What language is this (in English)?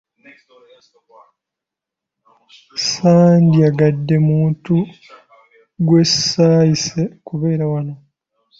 Ganda